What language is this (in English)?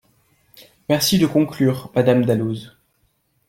French